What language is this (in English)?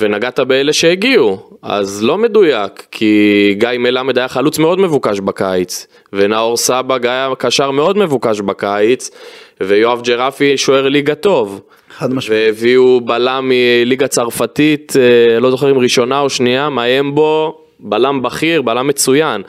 Hebrew